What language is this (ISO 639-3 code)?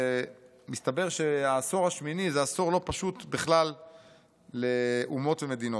heb